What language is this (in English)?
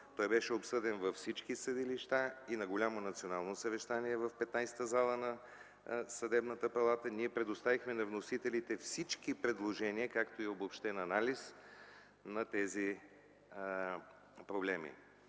Bulgarian